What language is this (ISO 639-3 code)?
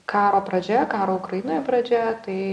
lit